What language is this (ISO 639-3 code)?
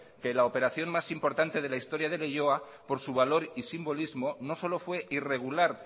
spa